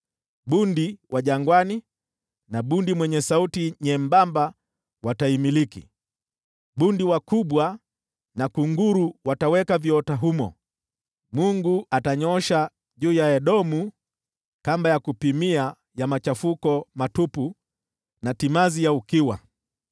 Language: Swahili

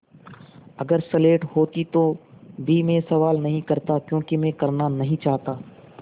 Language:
Hindi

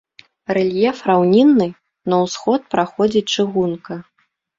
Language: Belarusian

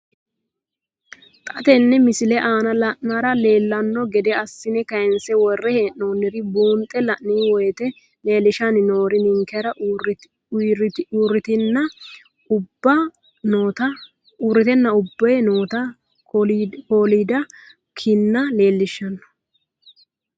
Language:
Sidamo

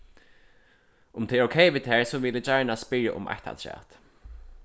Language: Faroese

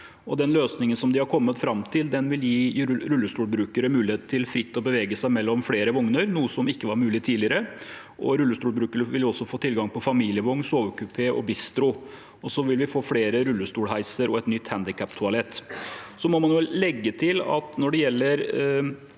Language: Norwegian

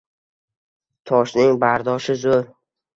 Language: Uzbek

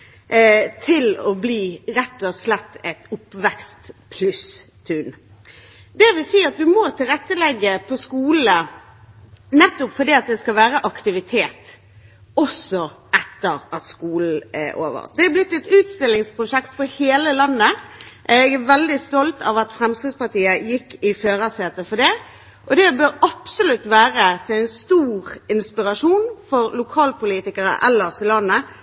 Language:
Norwegian Bokmål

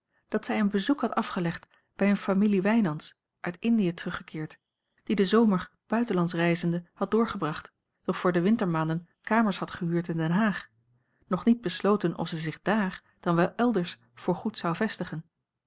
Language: Dutch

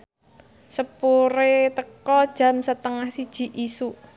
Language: Javanese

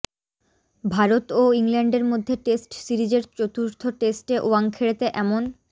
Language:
Bangla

